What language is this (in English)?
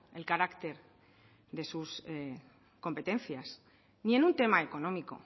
Spanish